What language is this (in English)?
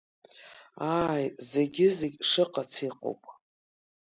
Abkhazian